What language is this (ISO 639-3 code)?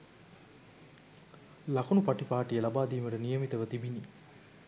sin